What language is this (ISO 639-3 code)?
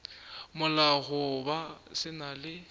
nso